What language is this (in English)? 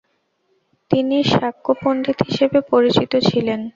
Bangla